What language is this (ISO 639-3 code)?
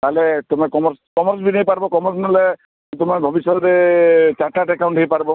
ori